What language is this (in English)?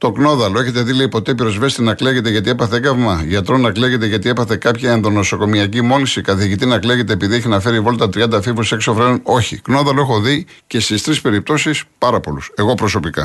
Greek